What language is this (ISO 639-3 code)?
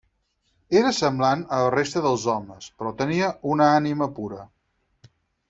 cat